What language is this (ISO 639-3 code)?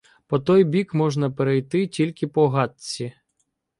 ukr